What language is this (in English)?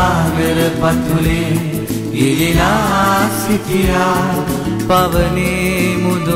Hindi